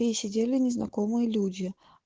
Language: Russian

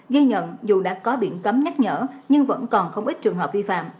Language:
Vietnamese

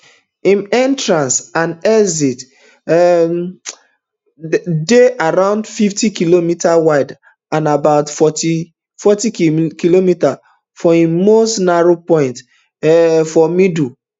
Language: Nigerian Pidgin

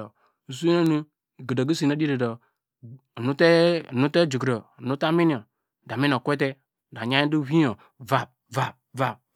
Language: Degema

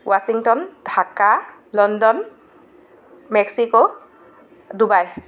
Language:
Assamese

